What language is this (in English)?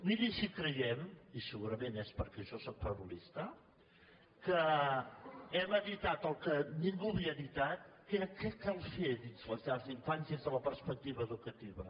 Catalan